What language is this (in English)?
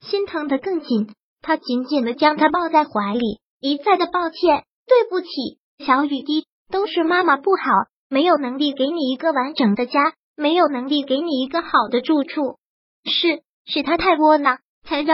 Chinese